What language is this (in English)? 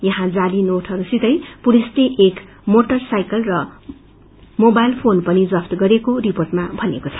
Nepali